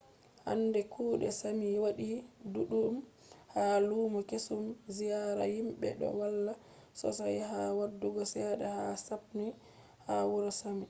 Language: Fula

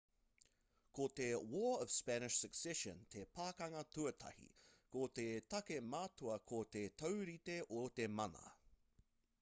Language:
Māori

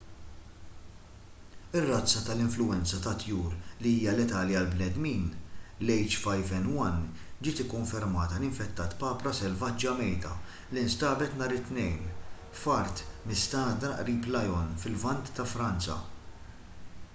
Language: Maltese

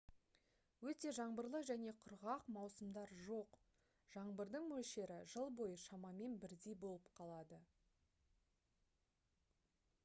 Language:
Kazakh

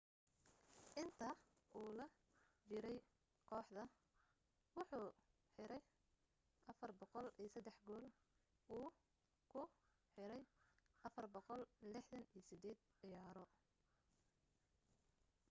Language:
Somali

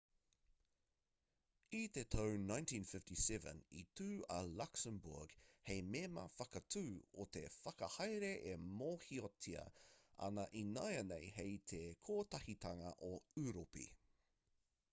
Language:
Māori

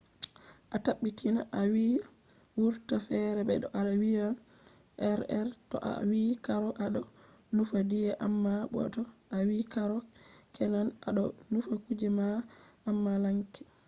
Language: Fula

